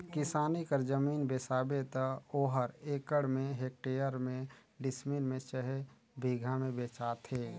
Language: Chhattisgarhi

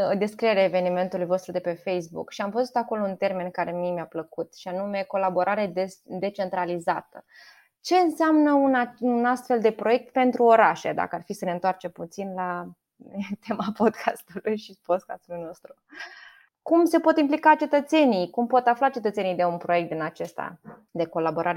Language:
Romanian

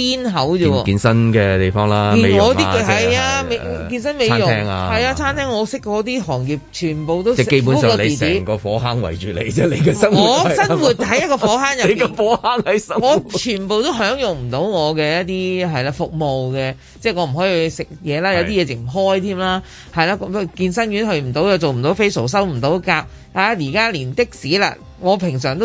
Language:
Chinese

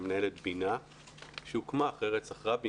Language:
Hebrew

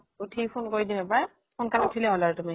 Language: Assamese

